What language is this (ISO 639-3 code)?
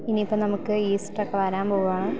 mal